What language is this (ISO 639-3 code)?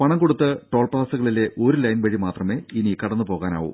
mal